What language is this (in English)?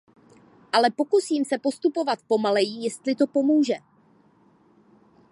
Czech